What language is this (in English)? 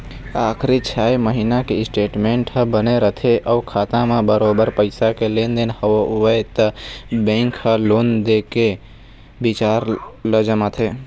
Chhattisgarhi